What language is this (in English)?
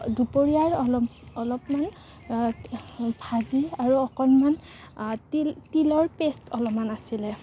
Assamese